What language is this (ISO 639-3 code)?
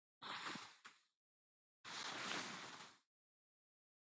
qxw